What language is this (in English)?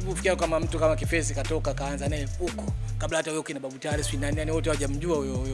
Swahili